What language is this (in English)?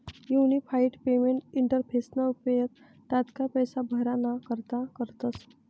Marathi